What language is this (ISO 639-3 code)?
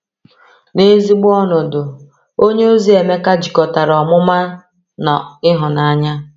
ibo